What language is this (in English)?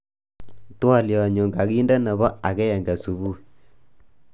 Kalenjin